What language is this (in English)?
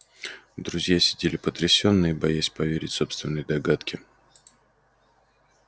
Russian